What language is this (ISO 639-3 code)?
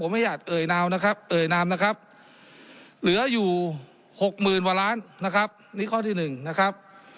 tha